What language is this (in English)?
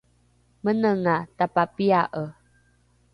Rukai